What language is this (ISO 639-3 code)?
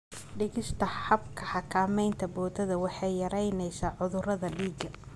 som